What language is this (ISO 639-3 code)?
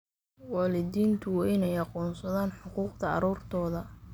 som